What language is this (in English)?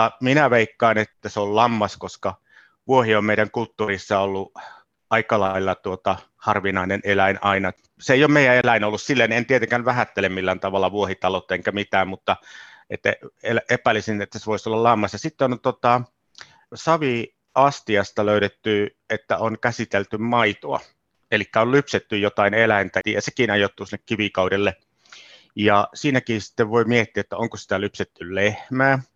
Finnish